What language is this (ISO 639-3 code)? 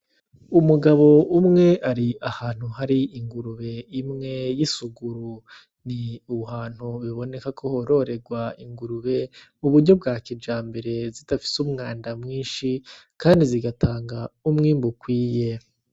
run